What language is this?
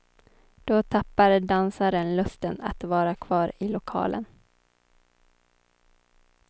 Swedish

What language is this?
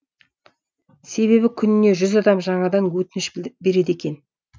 Kazakh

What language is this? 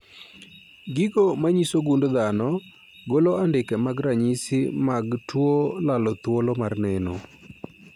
Luo (Kenya and Tanzania)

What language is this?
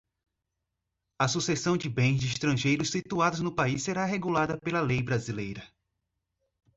Portuguese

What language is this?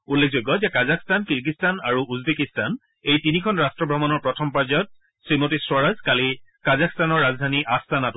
Assamese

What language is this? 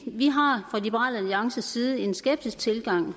Danish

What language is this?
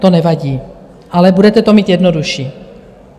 Czech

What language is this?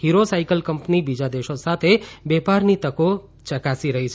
Gujarati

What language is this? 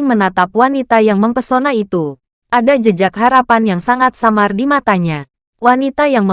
Indonesian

